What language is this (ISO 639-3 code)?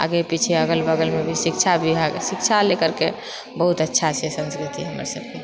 mai